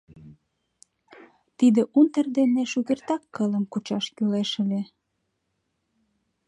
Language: Mari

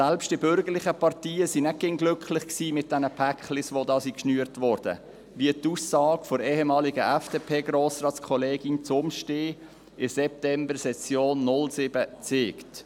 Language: Swiss German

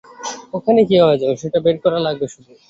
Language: Bangla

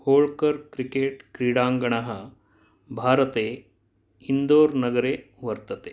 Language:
Sanskrit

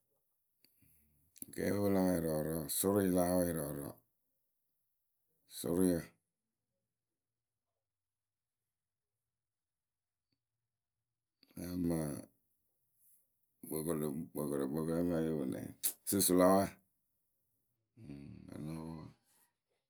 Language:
Akebu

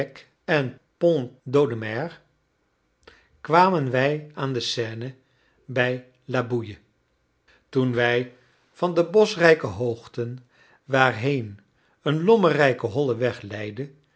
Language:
Dutch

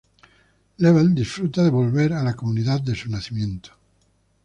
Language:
Spanish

